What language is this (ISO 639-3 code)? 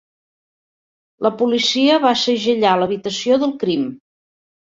cat